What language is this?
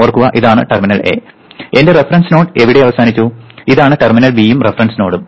Malayalam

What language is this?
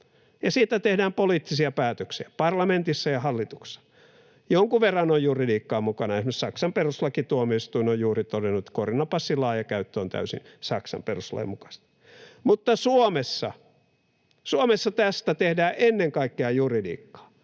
Finnish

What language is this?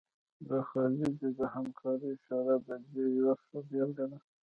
Pashto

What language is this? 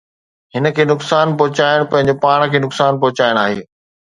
Sindhi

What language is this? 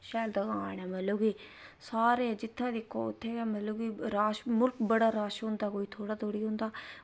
Dogri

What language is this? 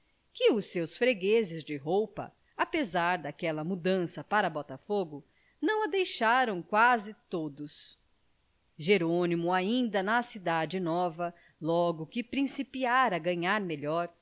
Portuguese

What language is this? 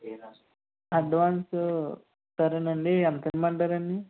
Telugu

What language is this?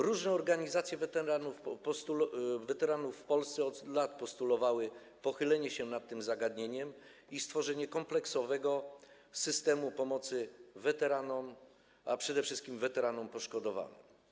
Polish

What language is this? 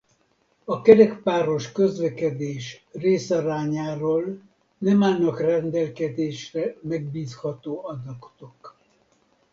Hungarian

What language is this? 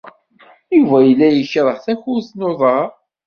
Kabyle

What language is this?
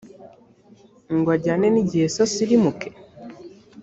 Kinyarwanda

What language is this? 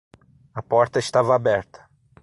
Portuguese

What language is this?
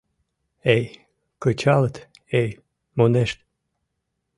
Mari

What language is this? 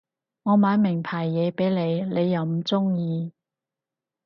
Cantonese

